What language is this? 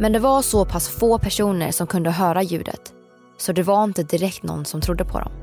Swedish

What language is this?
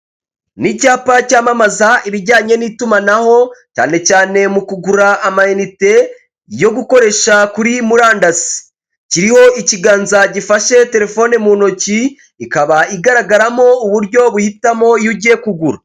Kinyarwanda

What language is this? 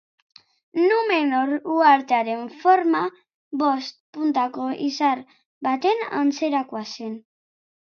Basque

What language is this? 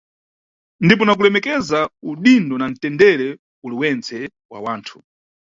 Nyungwe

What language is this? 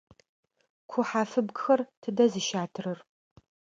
Adyghe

